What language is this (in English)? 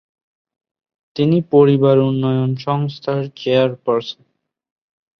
Bangla